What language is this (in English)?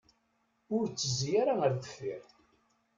Kabyle